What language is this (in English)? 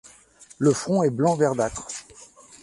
French